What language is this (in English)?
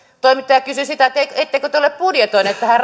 Finnish